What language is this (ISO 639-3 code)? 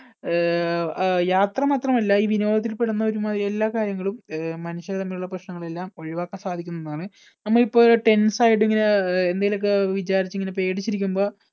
mal